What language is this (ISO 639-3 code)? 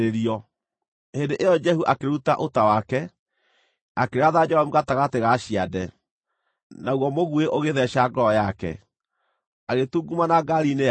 kik